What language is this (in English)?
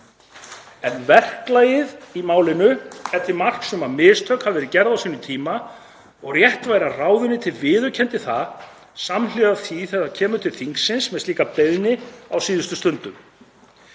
Icelandic